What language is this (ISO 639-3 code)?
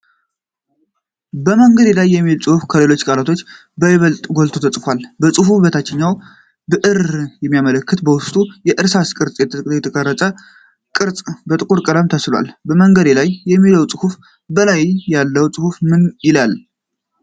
amh